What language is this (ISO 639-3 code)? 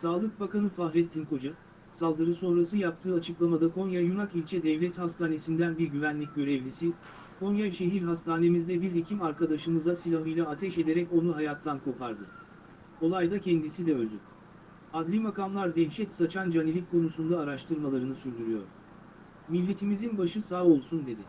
tur